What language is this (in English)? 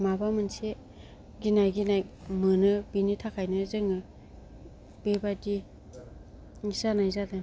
Bodo